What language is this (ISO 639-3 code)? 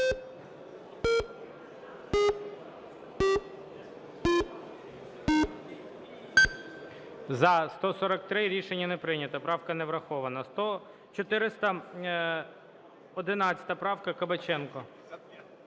ukr